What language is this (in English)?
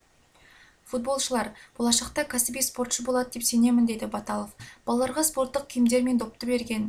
Kazakh